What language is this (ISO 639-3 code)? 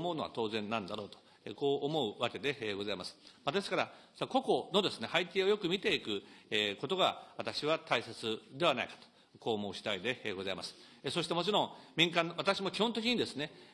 jpn